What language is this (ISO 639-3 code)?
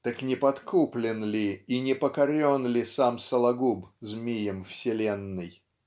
rus